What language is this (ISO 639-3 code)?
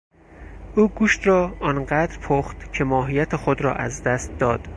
fas